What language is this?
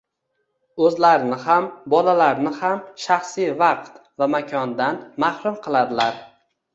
Uzbek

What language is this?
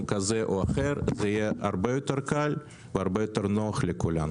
Hebrew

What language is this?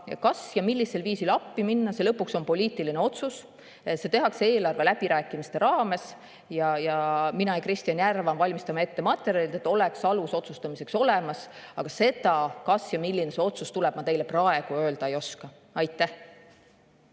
Estonian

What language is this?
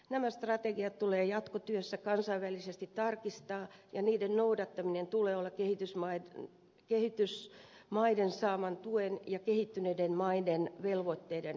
Finnish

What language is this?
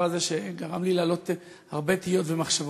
Hebrew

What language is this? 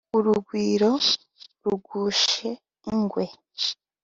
Kinyarwanda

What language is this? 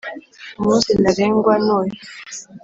Kinyarwanda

